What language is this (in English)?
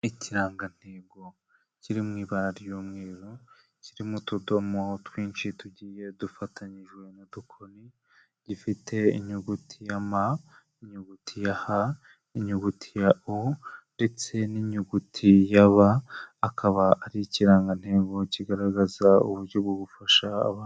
Kinyarwanda